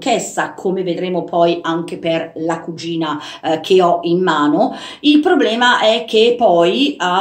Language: Italian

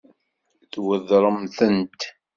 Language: Kabyle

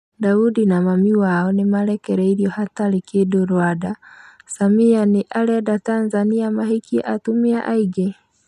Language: Kikuyu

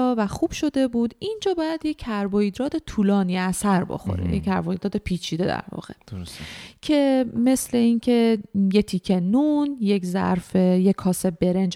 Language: Persian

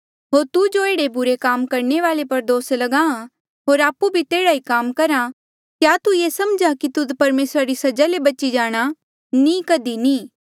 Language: Mandeali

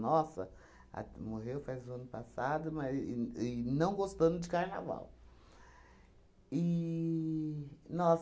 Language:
Portuguese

